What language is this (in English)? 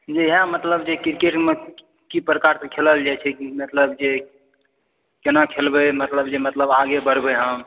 Maithili